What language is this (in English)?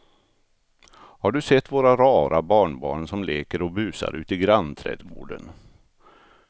Swedish